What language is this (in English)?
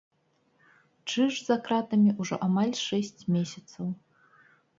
Belarusian